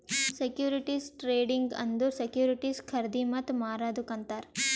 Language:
Kannada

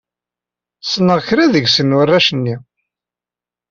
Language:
Kabyle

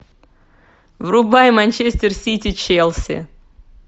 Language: Russian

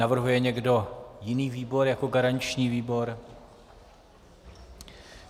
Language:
Czech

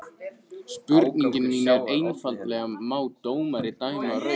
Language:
Icelandic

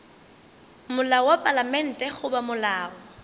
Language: Northern Sotho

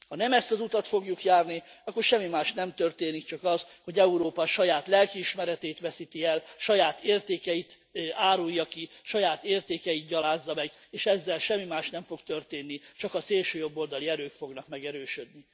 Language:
Hungarian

